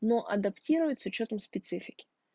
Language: Russian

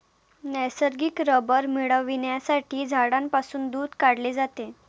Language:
Marathi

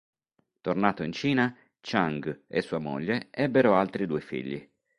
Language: Italian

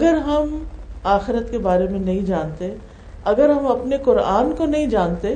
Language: Urdu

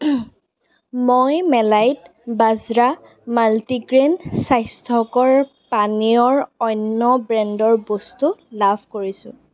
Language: Assamese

